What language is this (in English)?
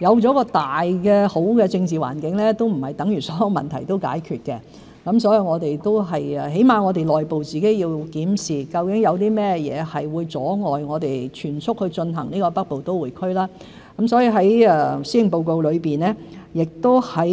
Cantonese